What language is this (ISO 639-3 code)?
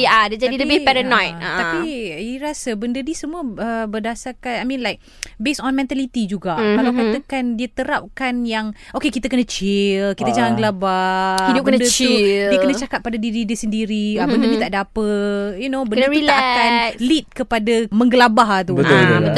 msa